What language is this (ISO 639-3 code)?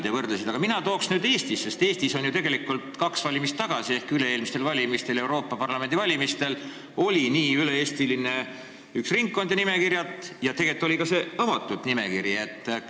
est